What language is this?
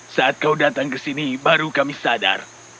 Indonesian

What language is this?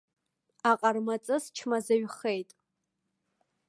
Abkhazian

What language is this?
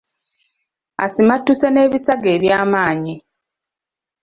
Ganda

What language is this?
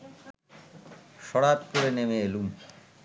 Bangla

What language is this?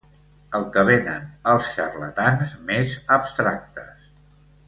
Catalan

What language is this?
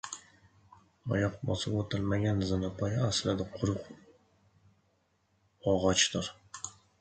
Uzbek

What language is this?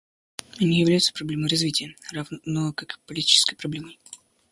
Russian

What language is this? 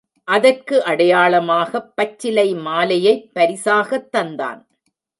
Tamil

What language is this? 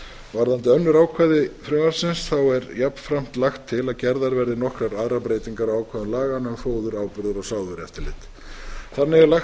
Icelandic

